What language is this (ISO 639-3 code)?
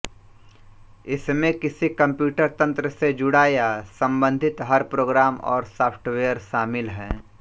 hin